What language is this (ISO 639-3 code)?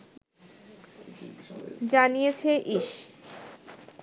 ben